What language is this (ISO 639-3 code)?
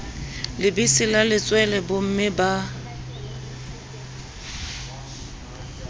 sot